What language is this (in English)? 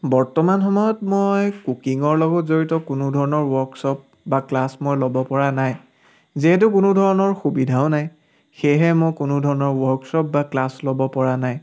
Assamese